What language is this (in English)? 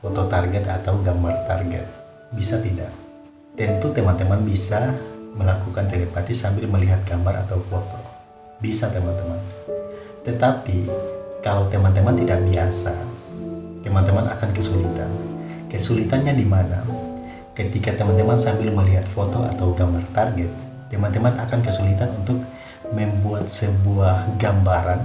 Indonesian